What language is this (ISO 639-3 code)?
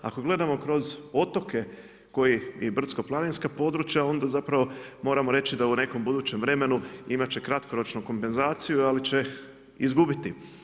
hrv